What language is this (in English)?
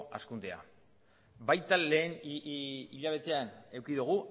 Basque